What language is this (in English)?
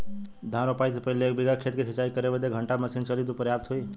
Bhojpuri